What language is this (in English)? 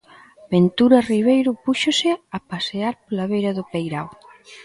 Galician